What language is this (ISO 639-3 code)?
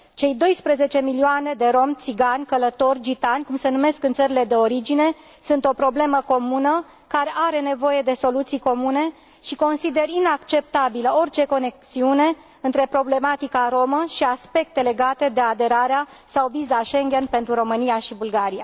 ron